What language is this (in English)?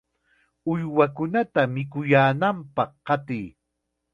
Chiquián Ancash Quechua